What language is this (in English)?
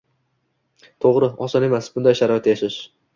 Uzbek